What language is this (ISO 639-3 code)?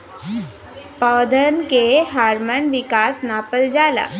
bho